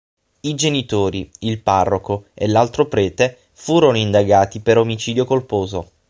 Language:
Italian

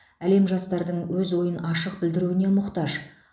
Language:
Kazakh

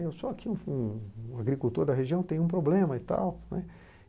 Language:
Portuguese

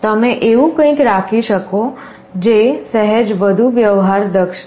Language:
Gujarati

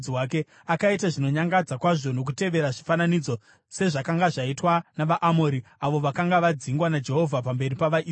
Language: Shona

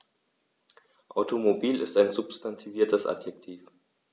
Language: German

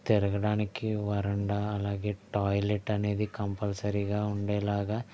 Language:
Telugu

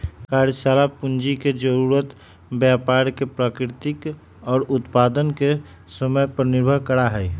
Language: Magahi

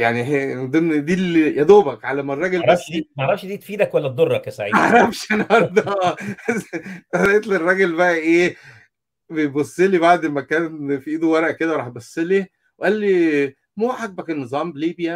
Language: Arabic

